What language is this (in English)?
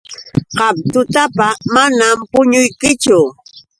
Yauyos Quechua